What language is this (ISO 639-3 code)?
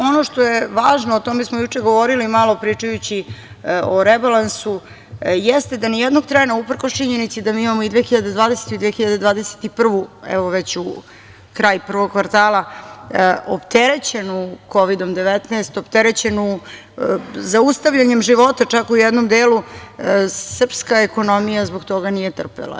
srp